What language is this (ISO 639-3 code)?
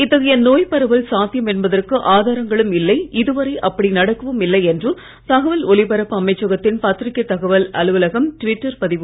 tam